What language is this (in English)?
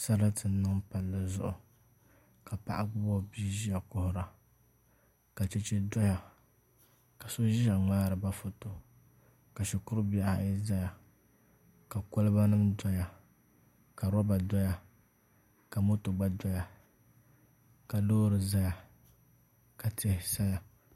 Dagbani